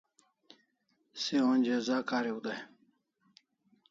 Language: Kalasha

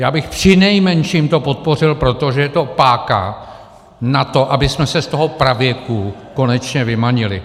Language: Czech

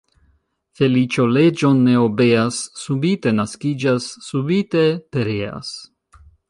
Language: Esperanto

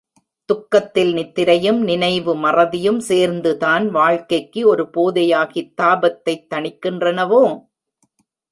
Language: Tamil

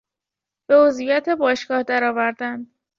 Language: Persian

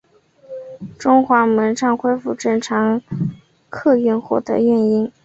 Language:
Chinese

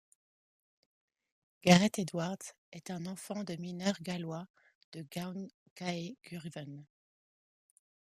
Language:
French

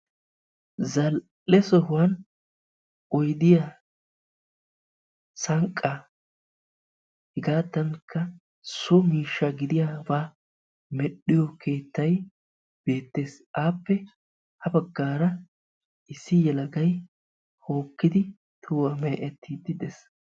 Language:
Wolaytta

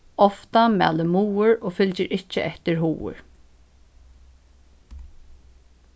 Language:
Faroese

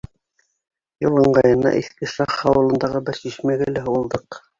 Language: Bashkir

